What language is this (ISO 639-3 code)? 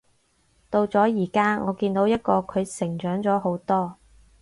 yue